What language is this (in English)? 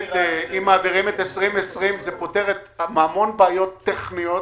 Hebrew